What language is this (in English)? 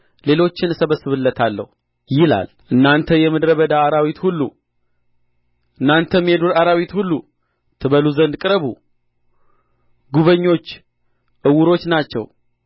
Amharic